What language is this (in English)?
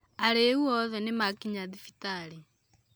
Kikuyu